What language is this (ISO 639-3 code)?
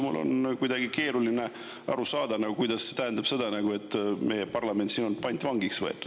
est